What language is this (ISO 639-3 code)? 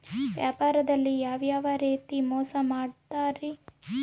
kan